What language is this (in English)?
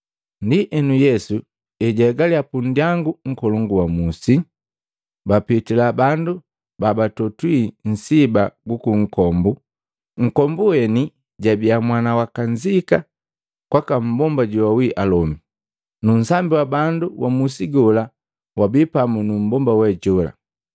Matengo